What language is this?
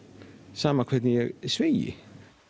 Icelandic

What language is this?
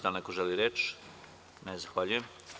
Serbian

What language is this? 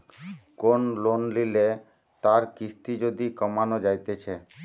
Bangla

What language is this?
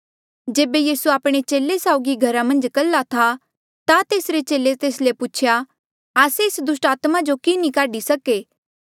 Mandeali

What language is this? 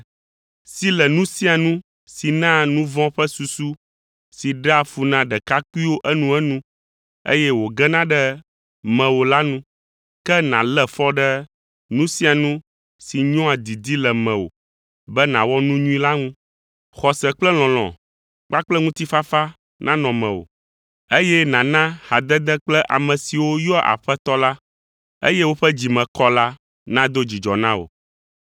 Ewe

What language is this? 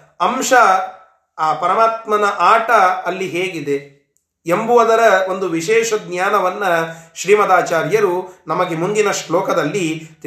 Kannada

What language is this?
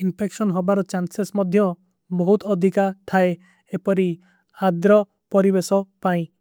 Kui (India)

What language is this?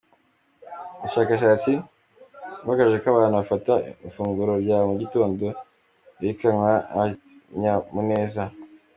Kinyarwanda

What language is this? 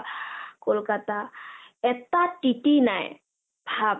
Assamese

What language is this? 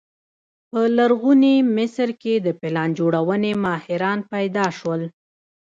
Pashto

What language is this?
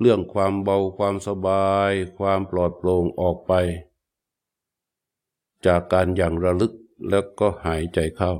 Thai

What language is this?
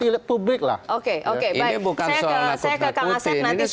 Indonesian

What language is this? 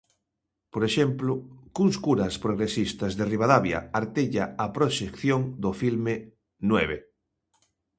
Galician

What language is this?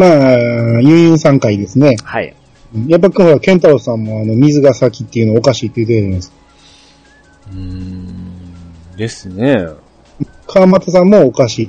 Japanese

